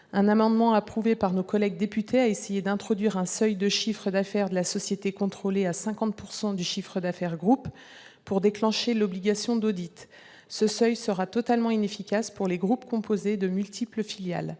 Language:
French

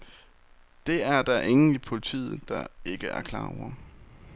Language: Danish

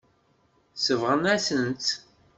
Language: Kabyle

